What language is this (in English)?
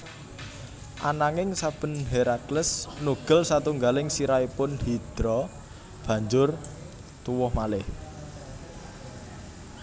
Javanese